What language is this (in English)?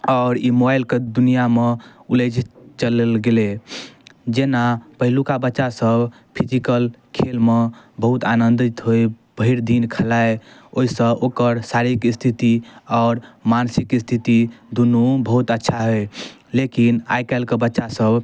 Maithili